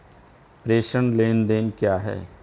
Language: Hindi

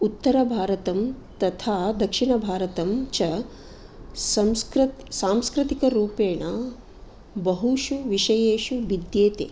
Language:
Sanskrit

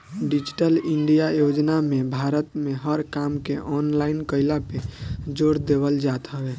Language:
Bhojpuri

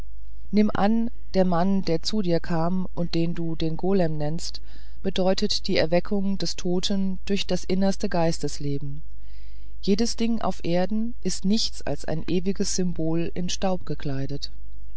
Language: German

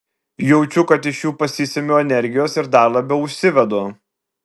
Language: Lithuanian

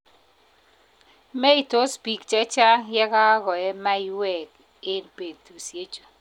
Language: Kalenjin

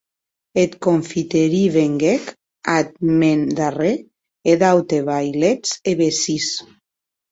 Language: Occitan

